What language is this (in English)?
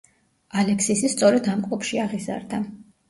Georgian